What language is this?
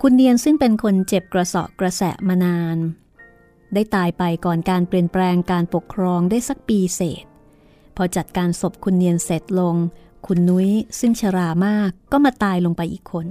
Thai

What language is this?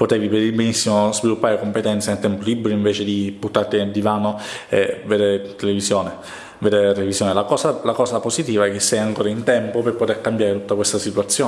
Italian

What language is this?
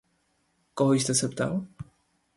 Czech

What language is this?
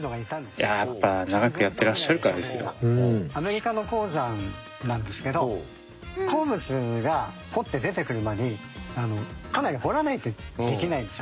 Japanese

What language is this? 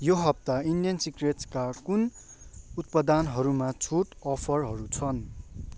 Nepali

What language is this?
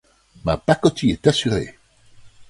French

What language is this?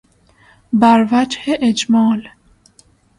Persian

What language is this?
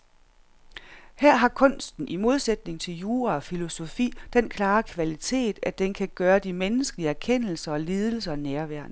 Danish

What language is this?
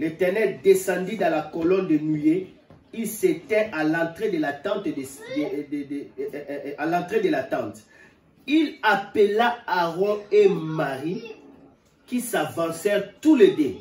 French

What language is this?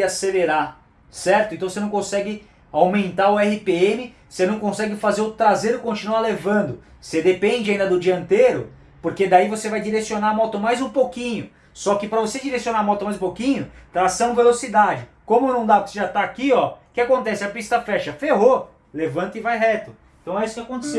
Portuguese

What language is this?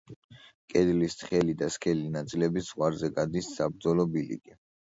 Georgian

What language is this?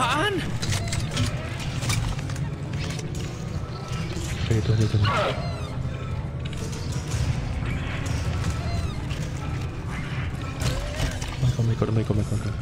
Indonesian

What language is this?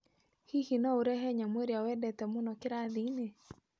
Kikuyu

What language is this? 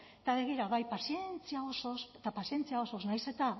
Basque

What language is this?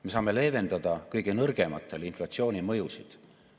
Estonian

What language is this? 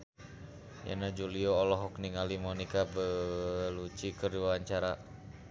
Sundanese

